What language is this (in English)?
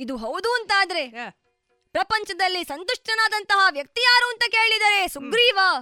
Kannada